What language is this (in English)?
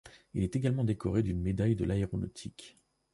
French